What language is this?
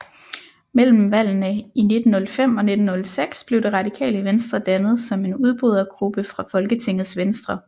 Danish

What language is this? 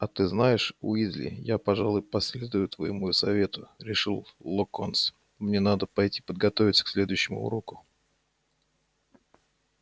Russian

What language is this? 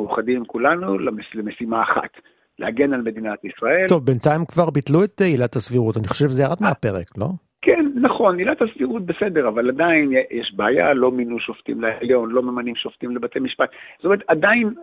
Hebrew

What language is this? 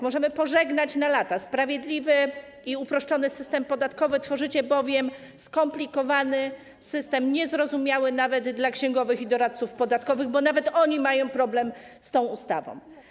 Polish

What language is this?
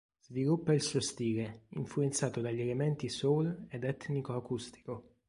Italian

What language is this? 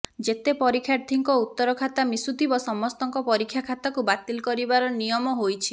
Odia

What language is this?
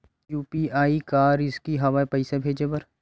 Chhattisgarhi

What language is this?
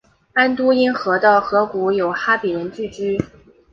Chinese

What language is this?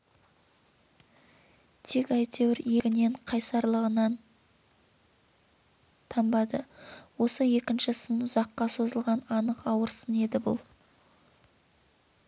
Kazakh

